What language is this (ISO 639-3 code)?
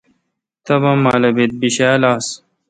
xka